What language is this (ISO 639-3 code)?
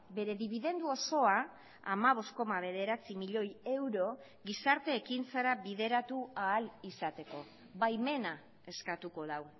eus